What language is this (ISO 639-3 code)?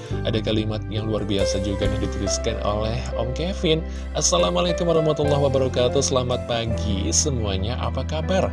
ind